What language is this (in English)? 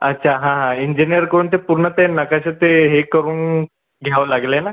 Marathi